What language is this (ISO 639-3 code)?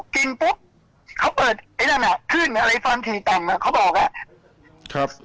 tha